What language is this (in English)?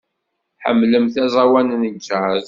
Kabyle